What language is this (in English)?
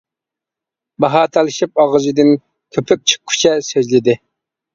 Uyghur